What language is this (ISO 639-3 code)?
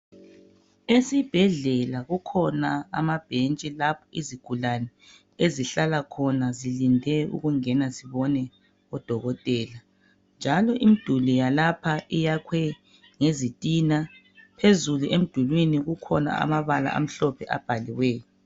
nde